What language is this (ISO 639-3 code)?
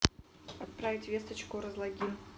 rus